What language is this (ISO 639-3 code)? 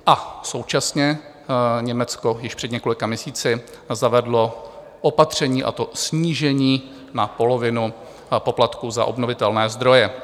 ces